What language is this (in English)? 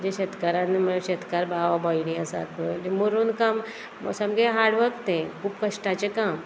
Konkani